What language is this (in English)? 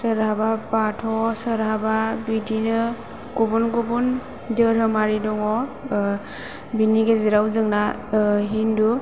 Bodo